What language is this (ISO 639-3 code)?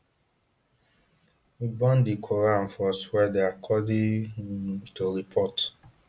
pcm